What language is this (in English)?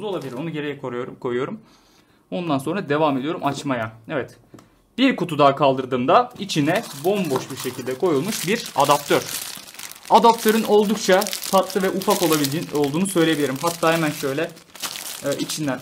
Turkish